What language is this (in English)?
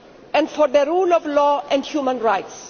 English